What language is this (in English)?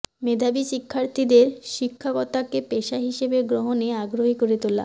Bangla